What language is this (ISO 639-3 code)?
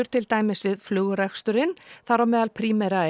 isl